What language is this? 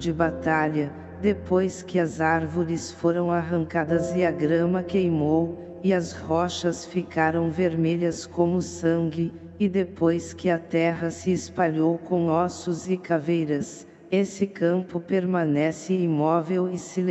Portuguese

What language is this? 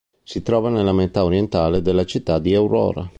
Italian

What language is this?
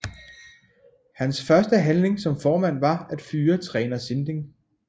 Danish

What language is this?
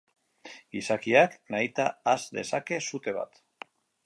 Basque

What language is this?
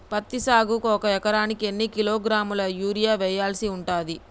Telugu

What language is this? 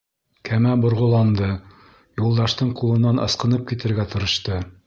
Bashkir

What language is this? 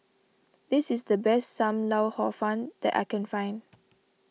English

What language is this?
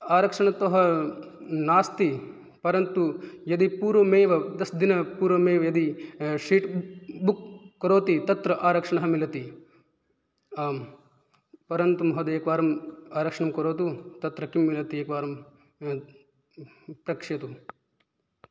Sanskrit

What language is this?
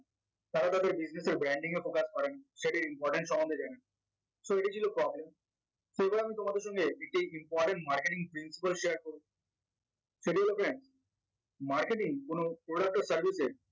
Bangla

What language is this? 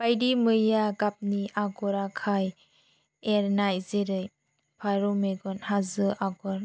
Bodo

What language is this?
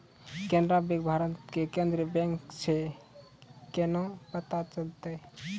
Maithili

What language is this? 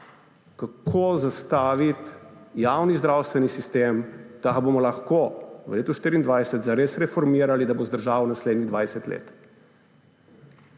Slovenian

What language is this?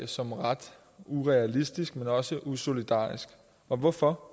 Danish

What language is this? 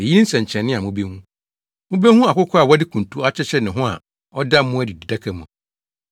Akan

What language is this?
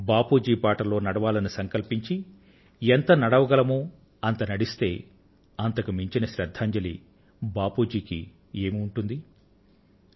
Telugu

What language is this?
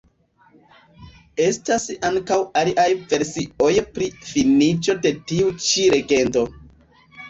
Esperanto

